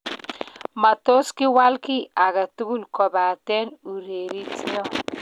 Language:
Kalenjin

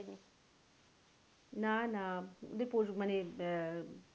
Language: Bangla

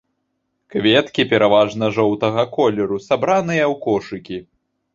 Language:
Belarusian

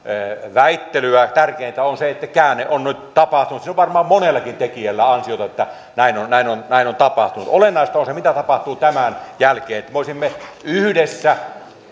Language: Finnish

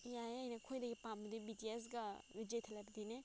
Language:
Manipuri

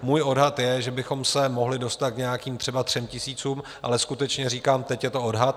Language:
Czech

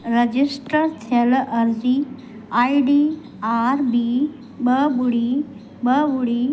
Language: Sindhi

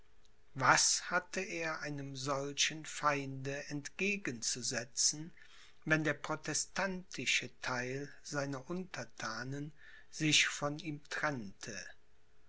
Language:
German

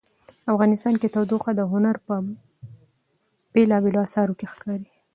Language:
Pashto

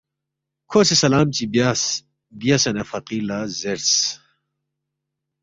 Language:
Balti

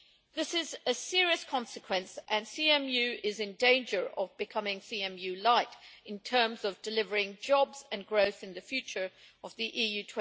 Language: English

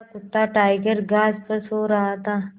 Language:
Hindi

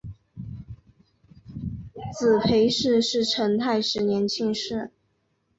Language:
Chinese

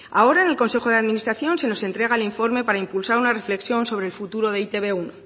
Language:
Spanish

